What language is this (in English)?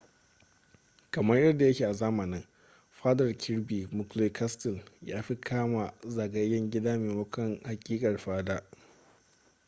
Hausa